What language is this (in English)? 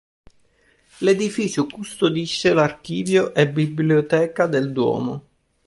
Italian